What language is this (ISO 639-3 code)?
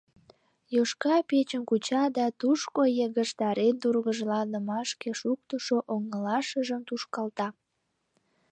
chm